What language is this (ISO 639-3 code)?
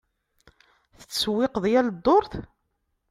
kab